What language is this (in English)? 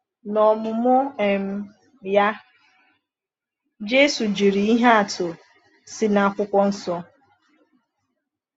Igbo